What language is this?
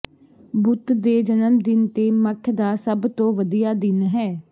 Punjabi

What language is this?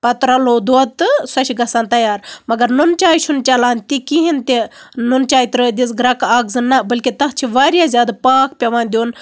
Kashmiri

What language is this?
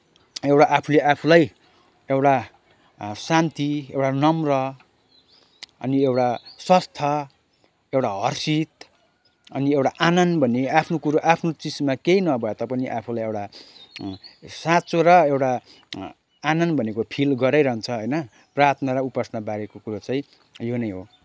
Nepali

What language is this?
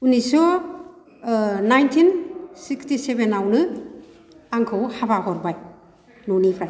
Bodo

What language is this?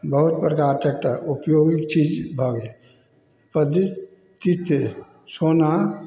Maithili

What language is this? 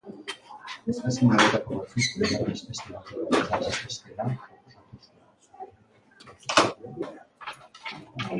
Basque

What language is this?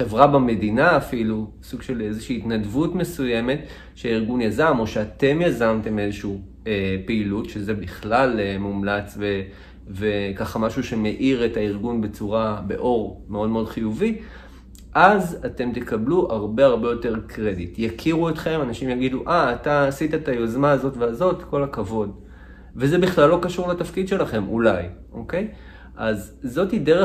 Hebrew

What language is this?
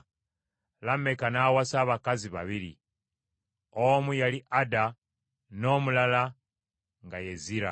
Ganda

